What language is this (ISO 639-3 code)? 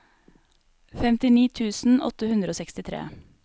nor